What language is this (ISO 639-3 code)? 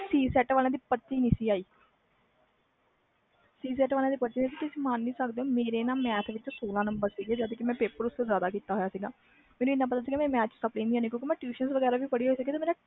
pan